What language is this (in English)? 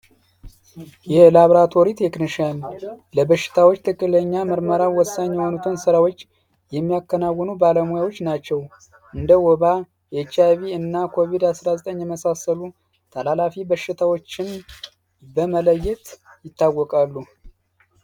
Amharic